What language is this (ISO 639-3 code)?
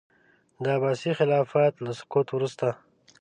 pus